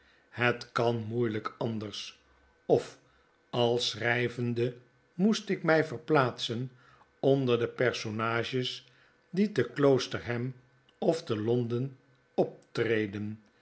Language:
Dutch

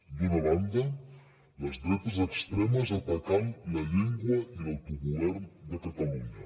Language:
Catalan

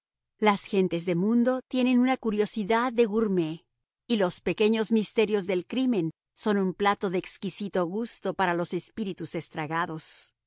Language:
Spanish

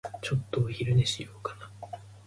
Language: Japanese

